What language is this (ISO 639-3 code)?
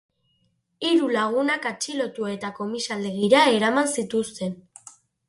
eus